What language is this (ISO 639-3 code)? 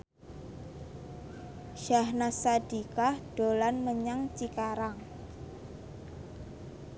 jav